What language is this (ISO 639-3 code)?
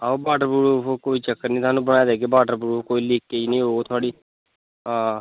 doi